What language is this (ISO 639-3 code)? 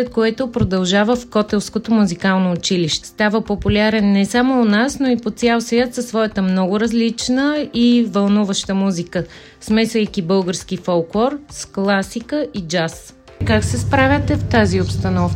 bul